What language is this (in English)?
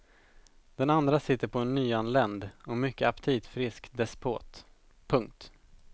Swedish